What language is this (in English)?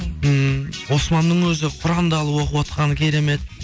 Kazakh